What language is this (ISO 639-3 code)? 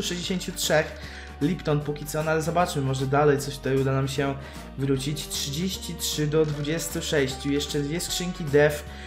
pol